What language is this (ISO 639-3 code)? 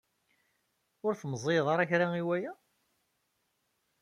kab